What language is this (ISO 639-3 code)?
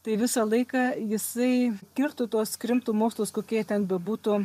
lit